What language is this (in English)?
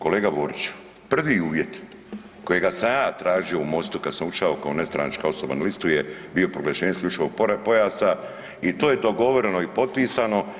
Croatian